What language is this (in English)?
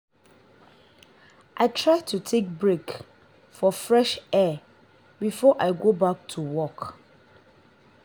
Nigerian Pidgin